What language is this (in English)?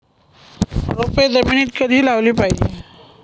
Marathi